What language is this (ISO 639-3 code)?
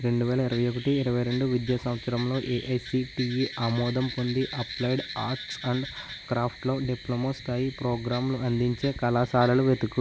tel